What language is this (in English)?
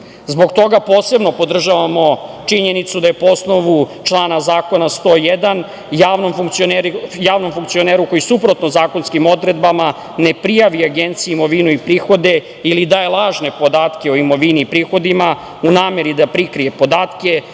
Serbian